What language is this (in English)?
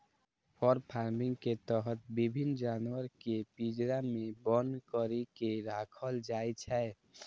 Maithili